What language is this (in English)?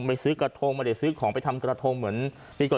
Thai